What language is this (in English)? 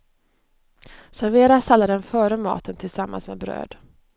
Swedish